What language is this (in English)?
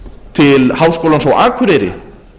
Icelandic